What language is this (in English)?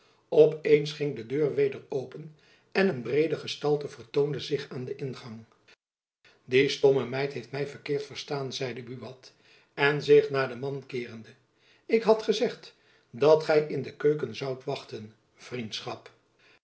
Dutch